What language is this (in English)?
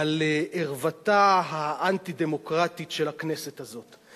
Hebrew